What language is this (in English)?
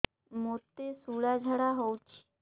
Odia